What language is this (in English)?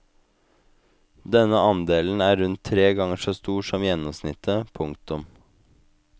Norwegian